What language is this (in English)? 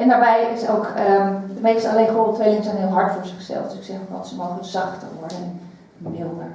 Dutch